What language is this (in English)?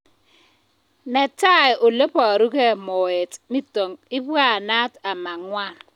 Kalenjin